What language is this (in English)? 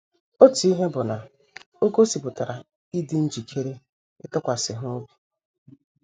Igbo